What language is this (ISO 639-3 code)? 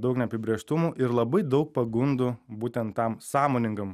lit